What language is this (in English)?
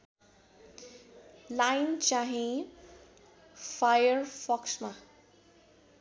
Nepali